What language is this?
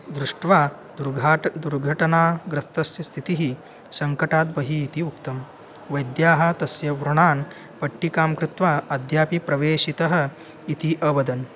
Sanskrit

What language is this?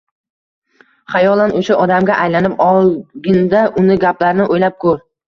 Uzbek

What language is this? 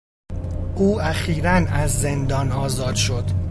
Persian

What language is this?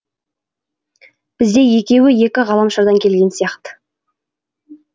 Kazakh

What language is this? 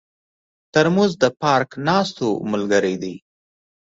Pashto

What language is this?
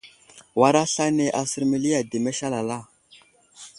Wuzlam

